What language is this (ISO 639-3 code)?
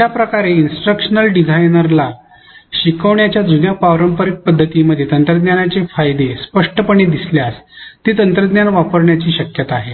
mar